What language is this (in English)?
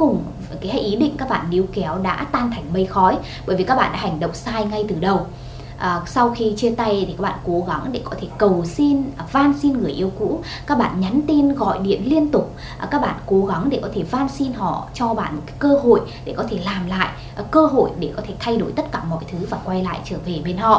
Vietnamese